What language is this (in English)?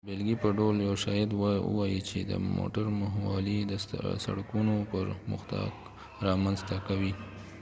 Pashto